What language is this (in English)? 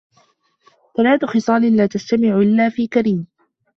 Arabic